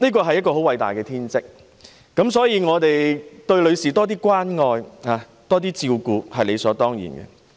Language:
Cantonese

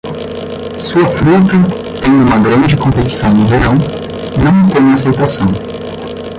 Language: Portuguese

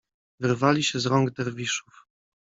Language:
Polish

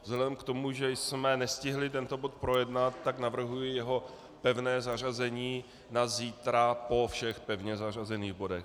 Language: Czech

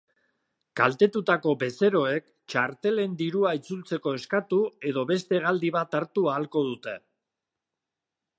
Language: Basque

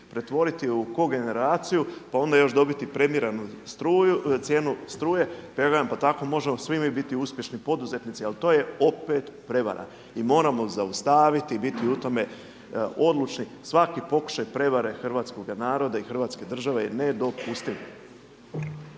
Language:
Croatian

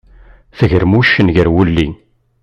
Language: Kabyle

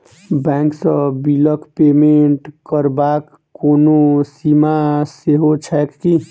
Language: Maithili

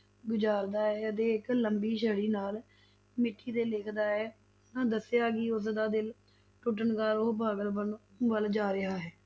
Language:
Punjabi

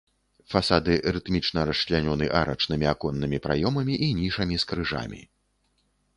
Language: Belarusian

